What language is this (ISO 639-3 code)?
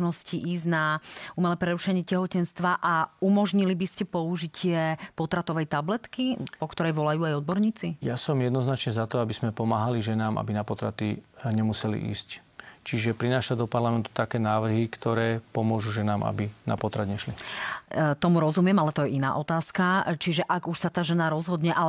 slk